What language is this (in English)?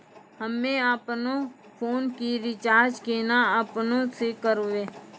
Maithili